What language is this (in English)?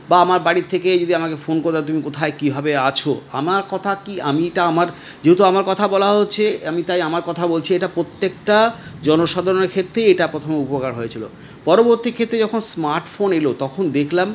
Bangla